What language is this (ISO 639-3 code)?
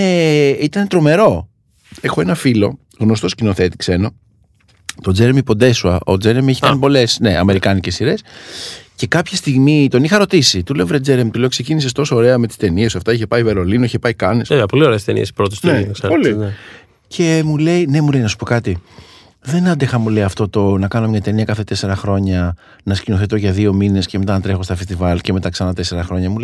ell